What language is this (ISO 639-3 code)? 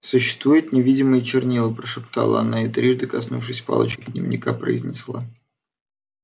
rus